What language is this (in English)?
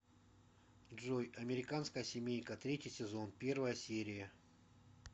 Russian